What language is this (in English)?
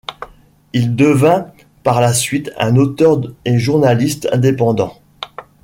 French